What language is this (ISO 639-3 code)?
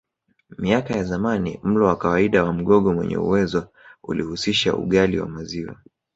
swa